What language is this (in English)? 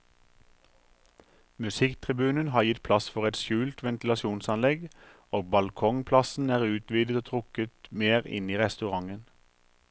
Norwegian